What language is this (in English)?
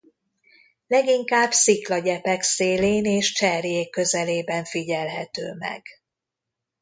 Hungarian